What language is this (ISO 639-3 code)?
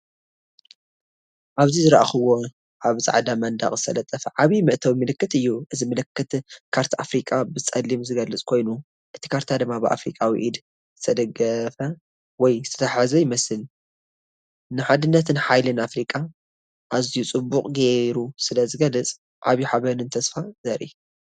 tir